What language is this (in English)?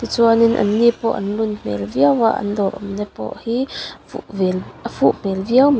Mizo